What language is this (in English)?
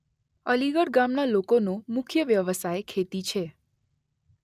Gujarati